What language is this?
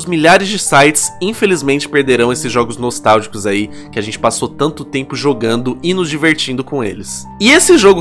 Portuguese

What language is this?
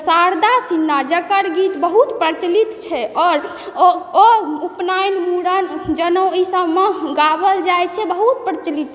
Maithili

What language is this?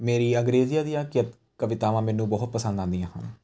Punjabi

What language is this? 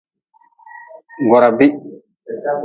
Nawdm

